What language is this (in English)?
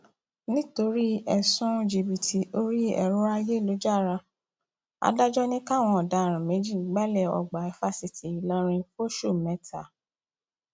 Yoruba